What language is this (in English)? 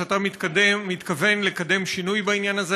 Hebrew